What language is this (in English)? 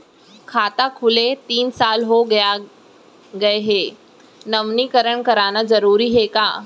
Chhattisgarhi